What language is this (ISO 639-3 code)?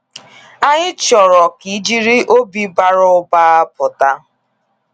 ibo